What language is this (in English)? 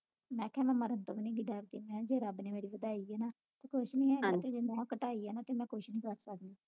Punjabi